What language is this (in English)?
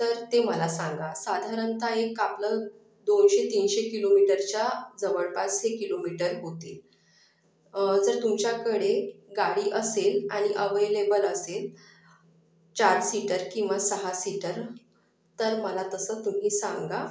Marathi